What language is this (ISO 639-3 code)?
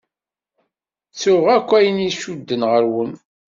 kab